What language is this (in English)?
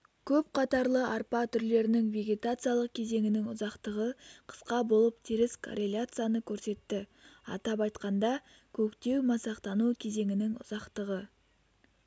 Kazakh